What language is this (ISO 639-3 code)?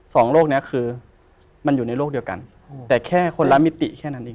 tha